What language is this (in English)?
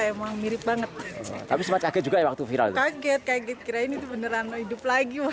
Indonesian